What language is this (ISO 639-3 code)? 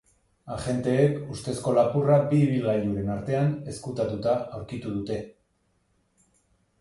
eus